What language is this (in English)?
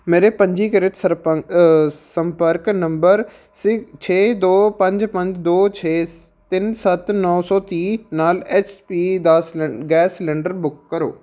Punjabi